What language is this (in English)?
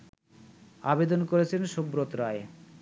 Bangla